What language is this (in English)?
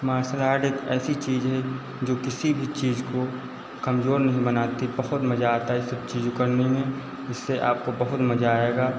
Hindi